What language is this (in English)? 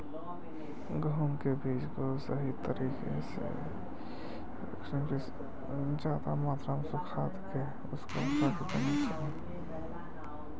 Magahi